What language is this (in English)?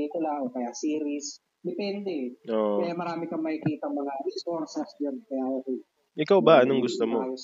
Filipino